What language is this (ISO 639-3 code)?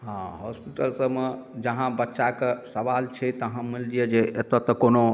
mai